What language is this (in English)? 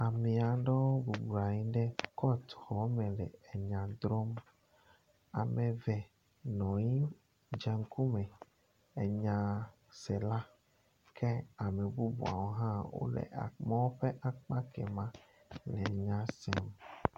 Ewe